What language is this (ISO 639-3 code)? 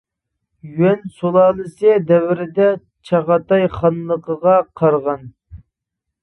uig